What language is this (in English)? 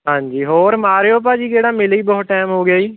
Punjabi